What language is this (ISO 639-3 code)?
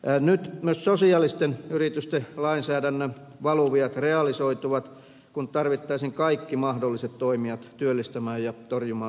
fin